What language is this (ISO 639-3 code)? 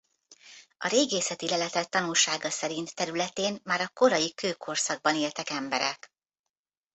hun